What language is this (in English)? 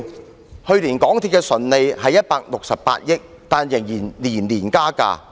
Cantonese